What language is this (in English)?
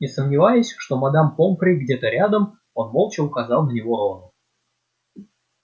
Russian